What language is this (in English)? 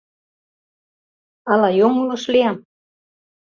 Mari